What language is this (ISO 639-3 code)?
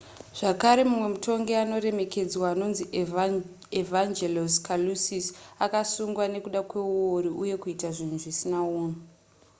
sna